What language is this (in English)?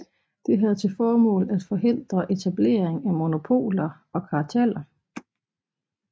Danish